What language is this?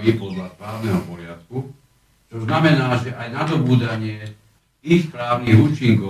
Slovak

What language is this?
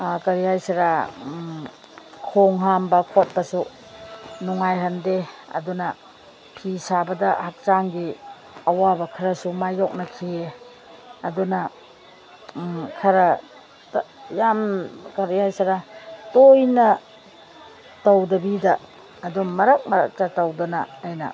Manipuri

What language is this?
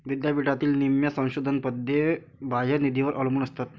Marathi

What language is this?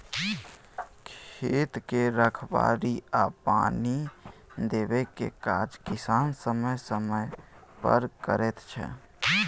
Maithili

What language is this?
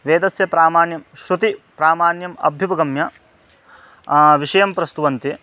Sanskrit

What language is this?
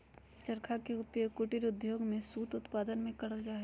Magahi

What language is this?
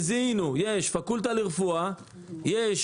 Hebrew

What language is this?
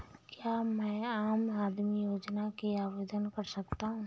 Hindi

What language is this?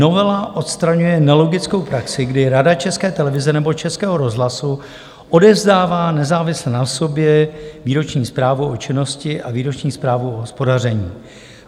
Czech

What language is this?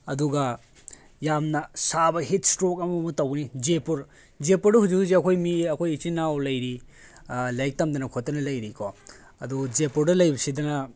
Manipuri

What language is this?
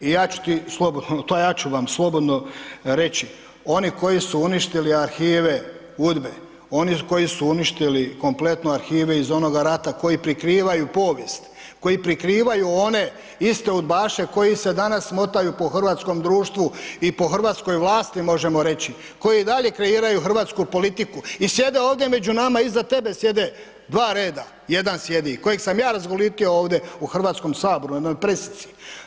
Croatian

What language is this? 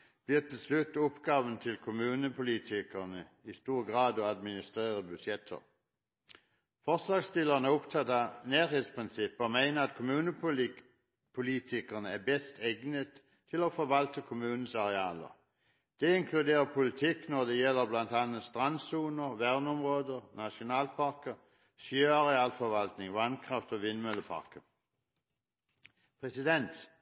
Norwegian Bokmål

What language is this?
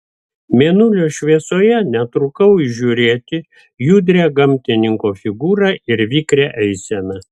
Lithuanian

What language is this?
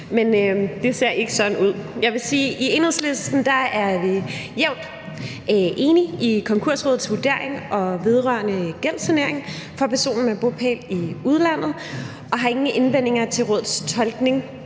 Danish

